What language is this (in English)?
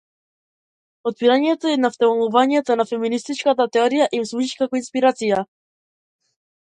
Macedonian